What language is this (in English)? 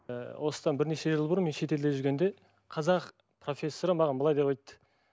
Kazakh